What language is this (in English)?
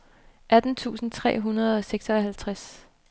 Danish